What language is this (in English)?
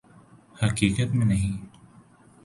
Urdu